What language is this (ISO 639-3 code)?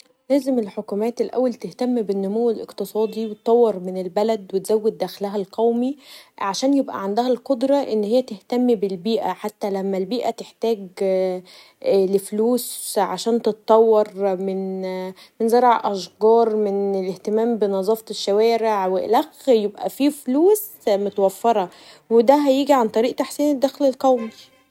arz